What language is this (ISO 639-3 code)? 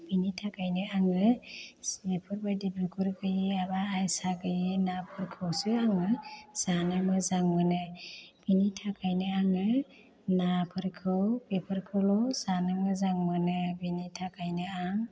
brx